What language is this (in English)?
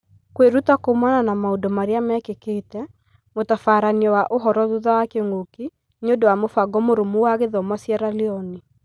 Kikuyu